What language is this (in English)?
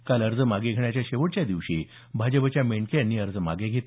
Marathi